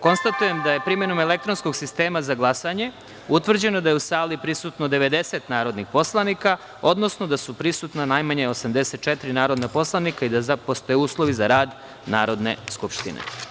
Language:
Serbian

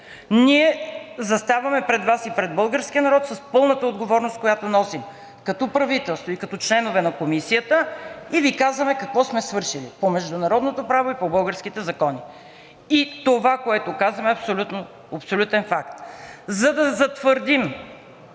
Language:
Bulgarian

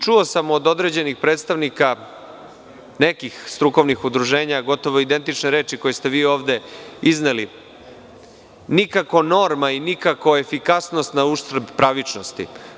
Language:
Serbian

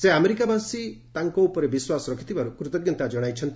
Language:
Odia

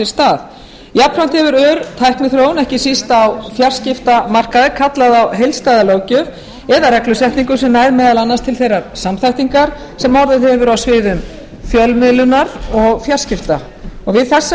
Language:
Icelandic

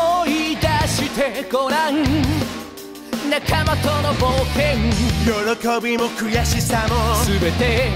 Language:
Japanese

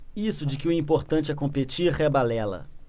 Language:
Portuguese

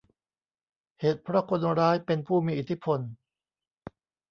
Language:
Thai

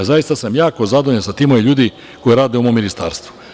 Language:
Serbian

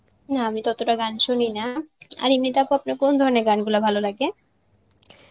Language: Bangla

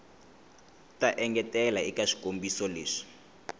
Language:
Tsonga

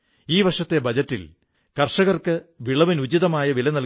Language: Malayalam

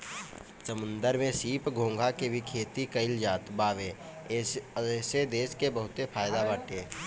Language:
Bhojpuri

